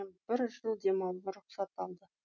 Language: Kazakh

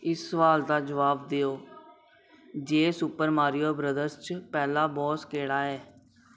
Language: Dogri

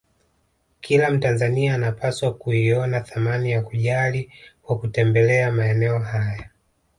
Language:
Swahili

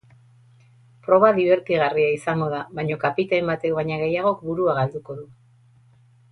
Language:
Basque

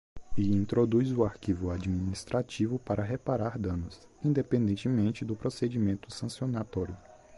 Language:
Portuguese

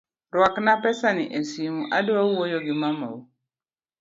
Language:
Luo (Kenya and Tanzania)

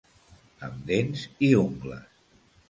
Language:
Catalan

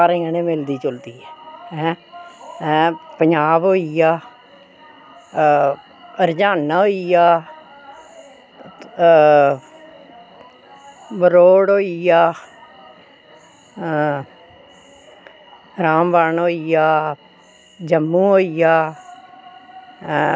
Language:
Dogri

